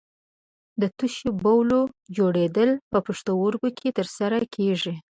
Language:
Pashto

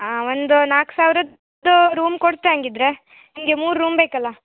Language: Kannada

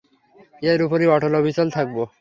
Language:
Bangla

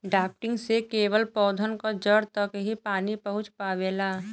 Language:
Bhojpuri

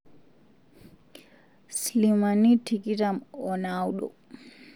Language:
Masai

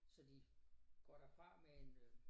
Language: Danish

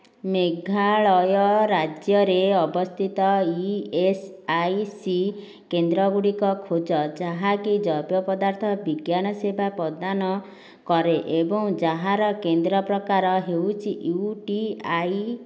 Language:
Odia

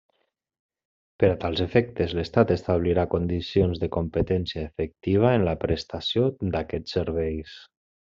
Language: Catalan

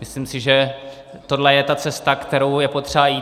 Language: Czech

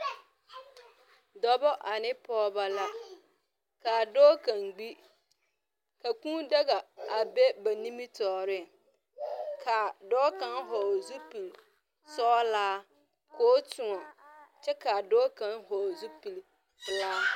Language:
Southern Dagaare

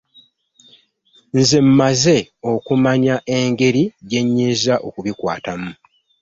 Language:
Ganda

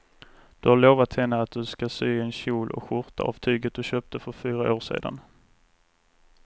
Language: Swedish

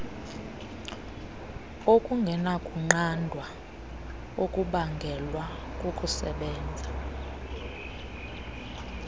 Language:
Xhosa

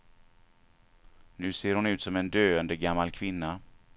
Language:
Swedish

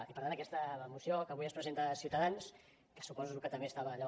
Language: Catalan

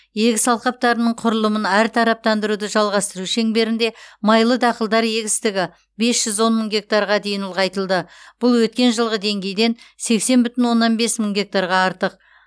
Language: Kazakh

